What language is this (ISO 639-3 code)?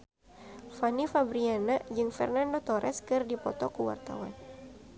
sun